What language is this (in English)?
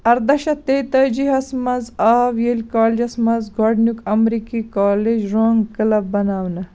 Kashmiri